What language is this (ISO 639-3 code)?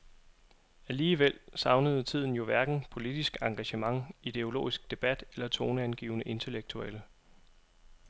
dan